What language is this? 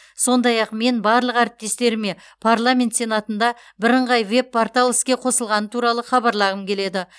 Kazakh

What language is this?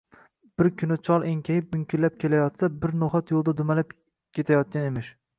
Uzbek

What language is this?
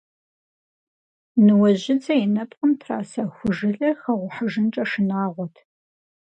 Kabardian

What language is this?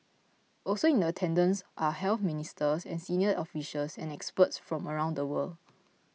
English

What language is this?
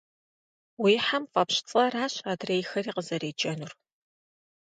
Kabardian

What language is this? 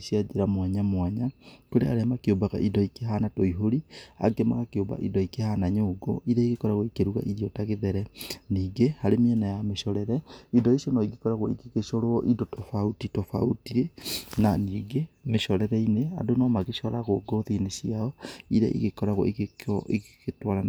Kikuyu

